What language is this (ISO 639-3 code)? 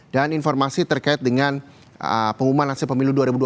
ind